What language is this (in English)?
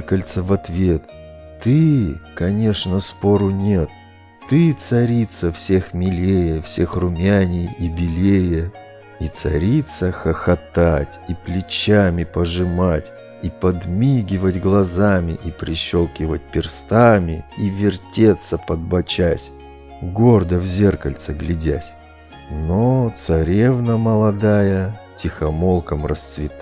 Russian